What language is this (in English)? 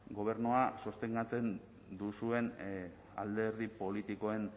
Basque